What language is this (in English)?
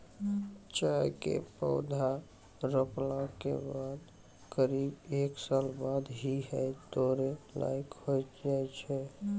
Maithili